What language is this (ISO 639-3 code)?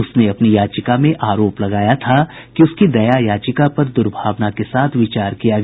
hin